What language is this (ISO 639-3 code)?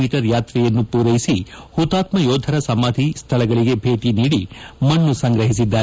kan